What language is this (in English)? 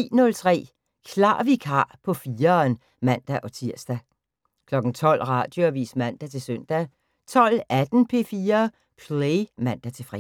Danish